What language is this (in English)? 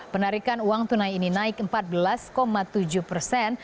Indonesian